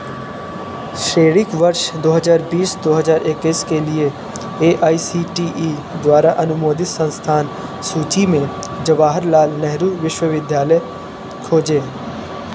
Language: Hindi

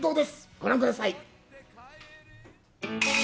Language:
Japanese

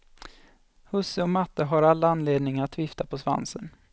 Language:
Swedish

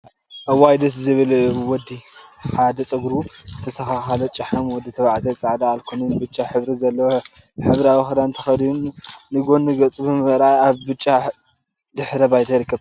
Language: Tigrinya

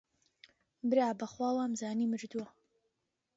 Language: Central Kurdish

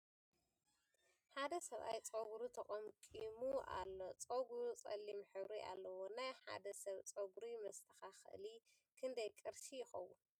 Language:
Tigrinya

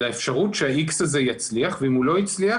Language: Hebrew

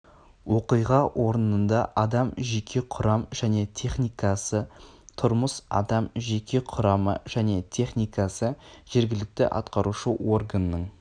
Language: Kazakh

